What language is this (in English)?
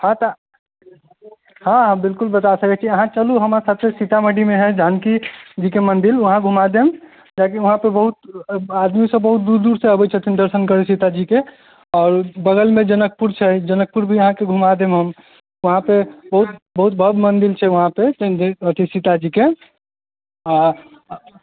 Maithili